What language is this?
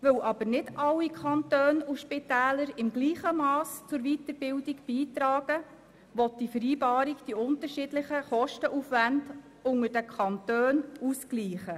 Swiss German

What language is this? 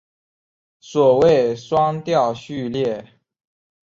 Chinese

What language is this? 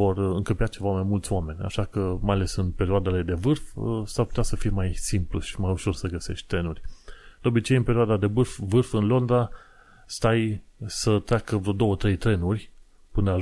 Romanian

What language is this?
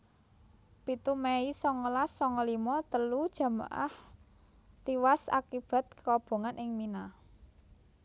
Javanese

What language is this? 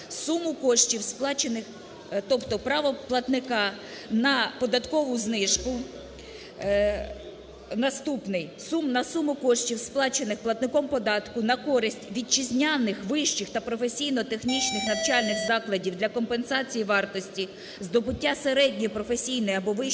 Ukrainian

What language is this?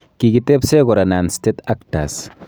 Kalenjin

